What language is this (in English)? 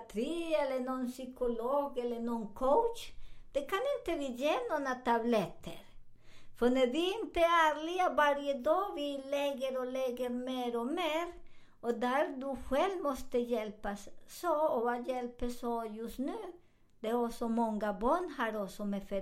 Swedish